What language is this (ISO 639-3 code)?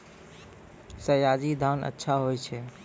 mai